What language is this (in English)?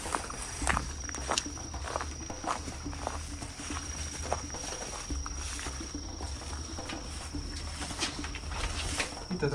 Portuguese